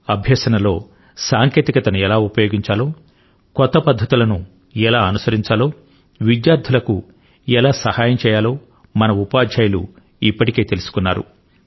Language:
Telugu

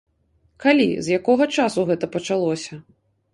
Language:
Belarusian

